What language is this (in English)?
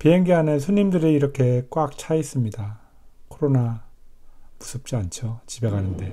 Korean